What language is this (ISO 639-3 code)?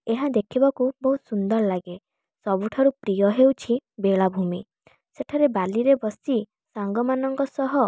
ori